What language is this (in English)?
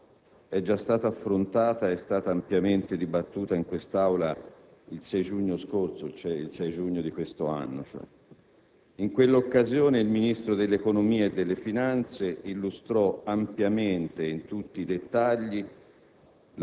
Italian